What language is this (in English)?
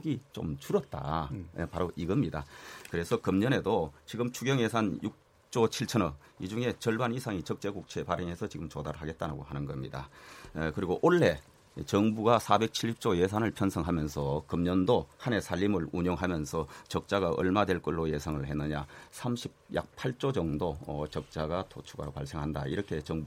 Korean